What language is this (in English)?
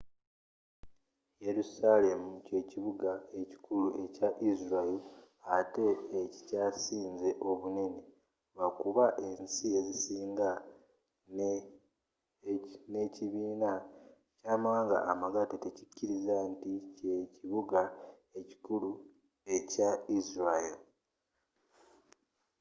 Ganda